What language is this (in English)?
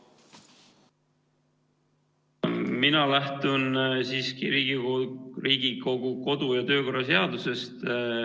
Estonian